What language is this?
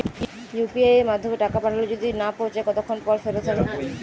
Bangla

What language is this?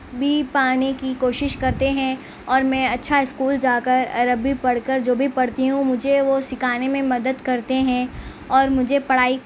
Urdu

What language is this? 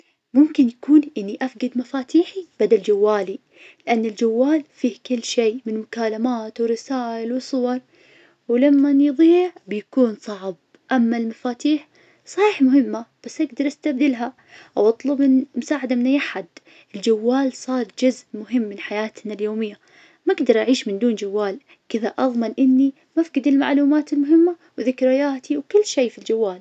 Najdi Arabic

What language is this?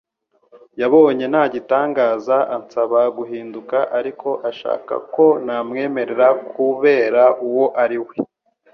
Kinyarwanda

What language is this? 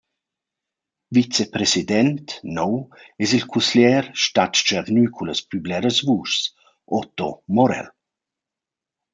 Romansh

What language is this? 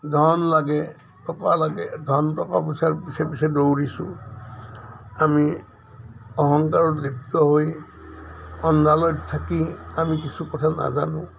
Assamese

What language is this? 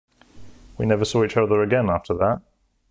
English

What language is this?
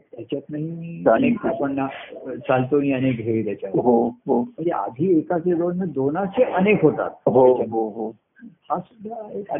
Marathi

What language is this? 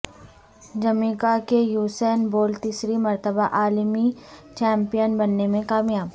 Urdu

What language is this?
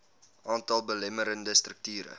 Afrikaans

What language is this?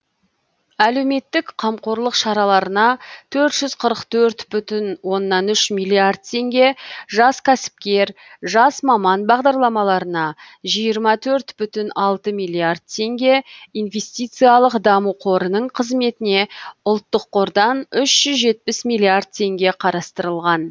Kazakh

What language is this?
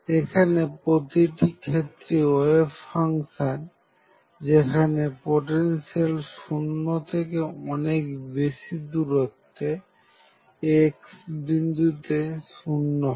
Bangla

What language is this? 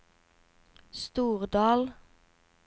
Norwegian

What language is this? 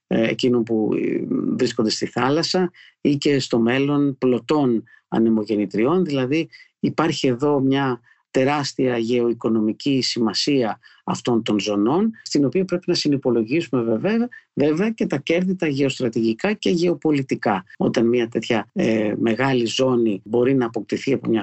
Greek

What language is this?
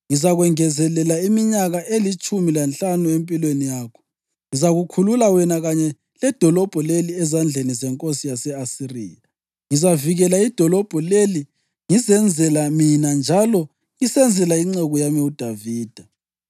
North Ndebele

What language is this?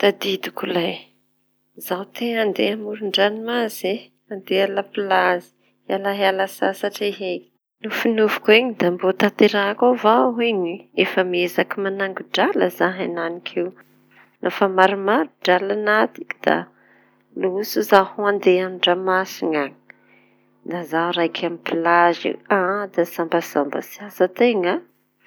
Tanosy Malagasy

